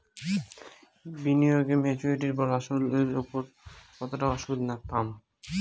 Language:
Bangla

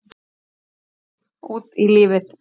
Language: Icelandic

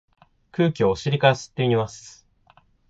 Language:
Japanese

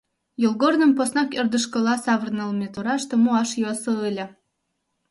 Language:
Mari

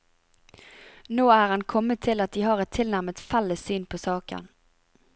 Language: Norwegian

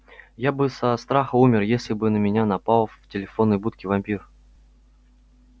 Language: Russian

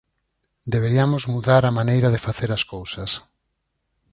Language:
Galician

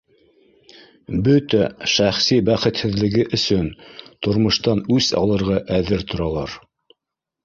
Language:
Bashkir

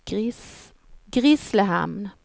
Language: Swedish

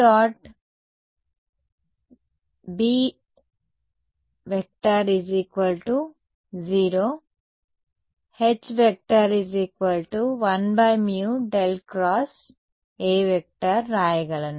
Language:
Telugu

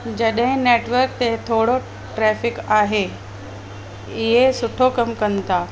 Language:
Sindhi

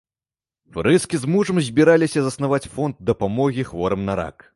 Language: Belarusian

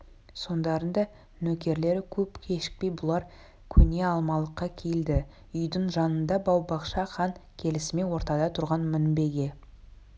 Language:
Kazakh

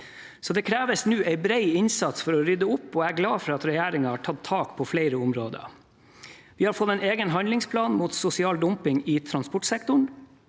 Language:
Norwegian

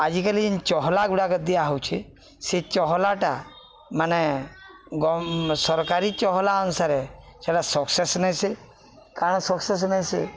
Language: Odia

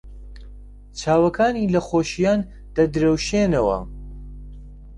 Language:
Central Kurdish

